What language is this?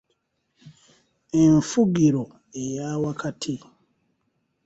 Ganda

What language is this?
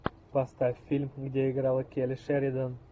Russian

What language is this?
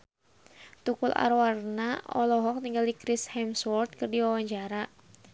Sundanese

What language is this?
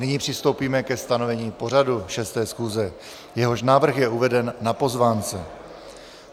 Czech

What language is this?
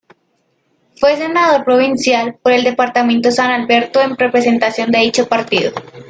Spanish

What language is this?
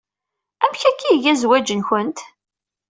Kabyle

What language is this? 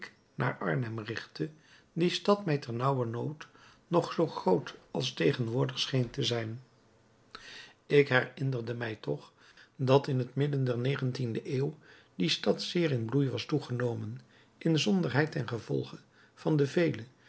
Dutch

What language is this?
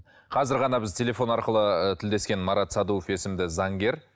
Kazakh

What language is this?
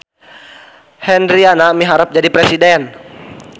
Sundanese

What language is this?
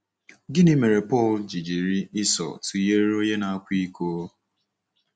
Igbo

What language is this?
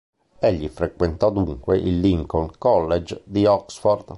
Italian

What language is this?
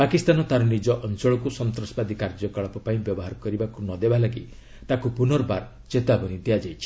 Odia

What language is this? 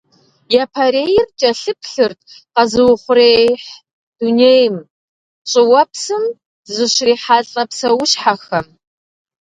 Kabardian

